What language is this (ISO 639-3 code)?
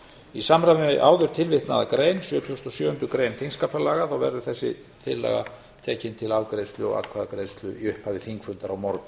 isl